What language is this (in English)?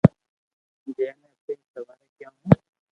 Loarki